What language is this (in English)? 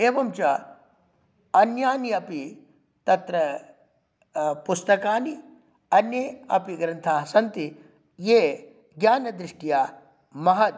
Sanskrit